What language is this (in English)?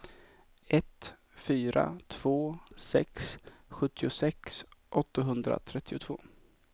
Swedish